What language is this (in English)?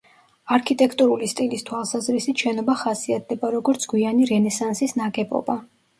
Georgian